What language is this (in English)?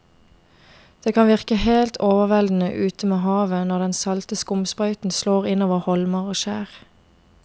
Norwegian